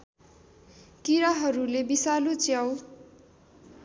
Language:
Nepali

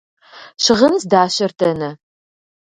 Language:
Kabardian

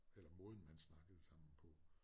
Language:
Danish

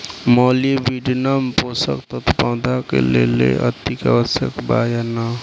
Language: Bhojpuri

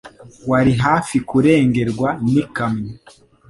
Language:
Kinyarwanda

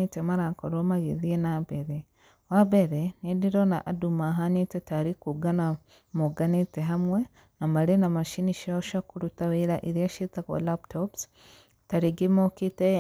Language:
Kikuyu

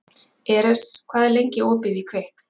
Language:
Icelandic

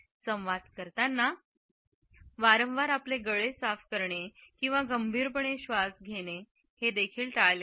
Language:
Marathi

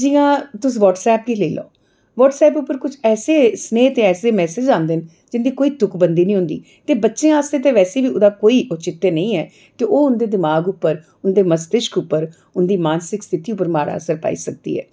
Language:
Dogri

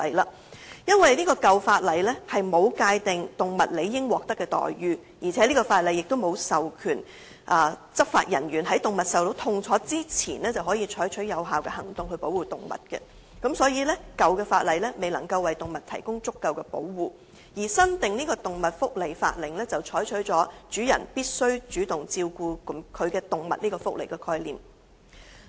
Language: Cantonese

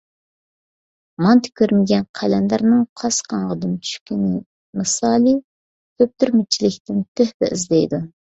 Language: Uyghur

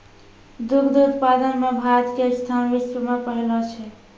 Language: Maithili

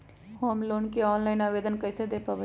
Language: Magahi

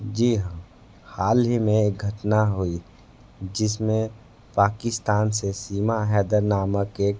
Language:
Hindi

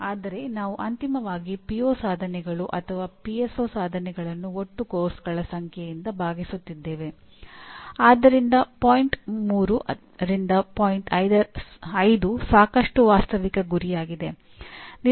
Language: Kannada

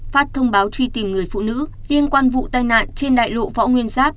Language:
Vietnamese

